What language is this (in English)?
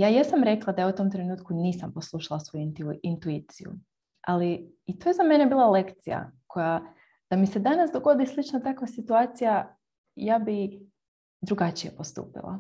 Croatian